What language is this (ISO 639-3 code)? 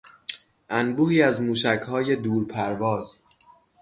fas